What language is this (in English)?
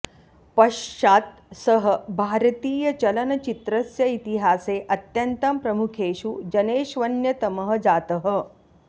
Sanskrit